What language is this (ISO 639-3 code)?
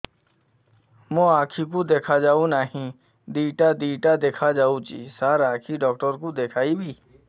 ori